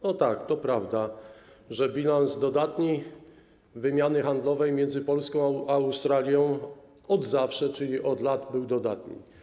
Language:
Polish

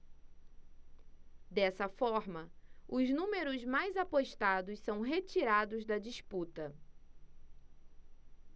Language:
Portuguese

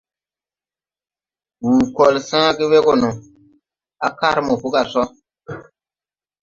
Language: Tupuri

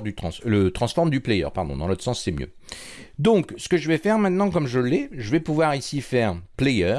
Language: French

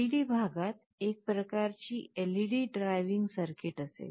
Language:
Marathi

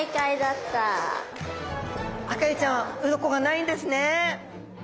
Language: Japanese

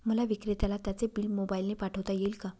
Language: Marathi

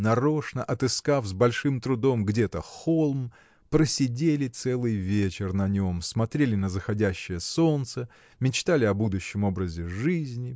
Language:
Russian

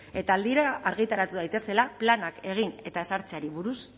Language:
Basque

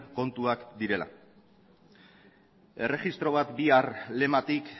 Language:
Basque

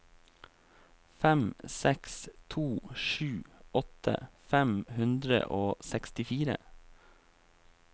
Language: Norwegian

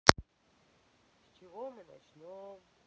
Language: Russian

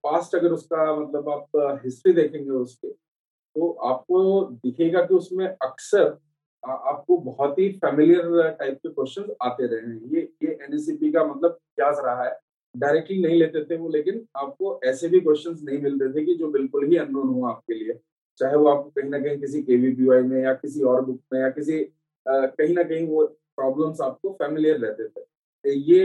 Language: Hindi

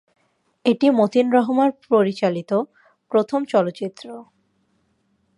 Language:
Bangla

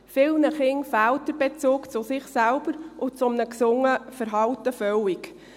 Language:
Swiss German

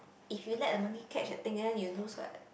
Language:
English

